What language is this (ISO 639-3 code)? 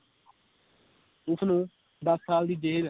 pan